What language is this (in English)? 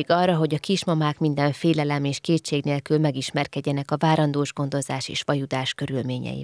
Hungarian